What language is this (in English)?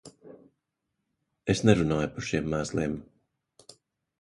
Latvian